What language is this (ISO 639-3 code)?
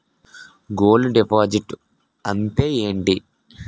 tel